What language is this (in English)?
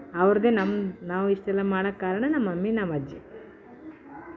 Kannada